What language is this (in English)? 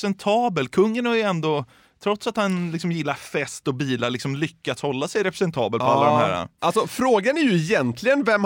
Swedish